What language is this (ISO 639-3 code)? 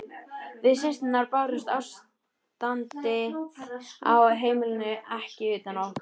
isl